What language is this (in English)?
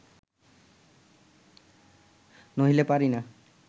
Bangla